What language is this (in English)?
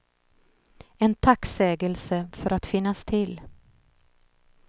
Swedish